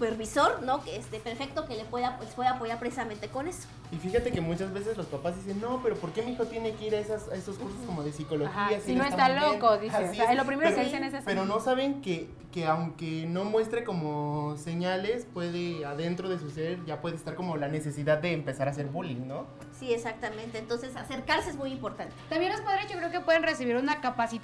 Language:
Spanish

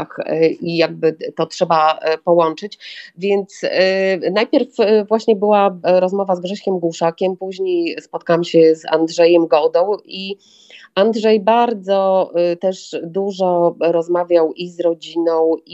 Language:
Polish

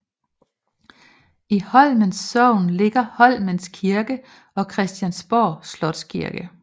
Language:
Danish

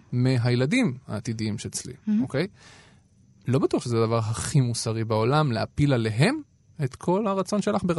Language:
Hebrew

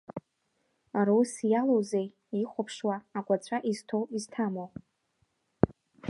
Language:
Abkhazian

